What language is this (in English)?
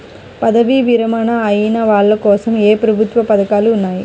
Telugu